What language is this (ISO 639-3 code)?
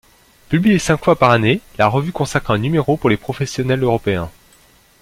fra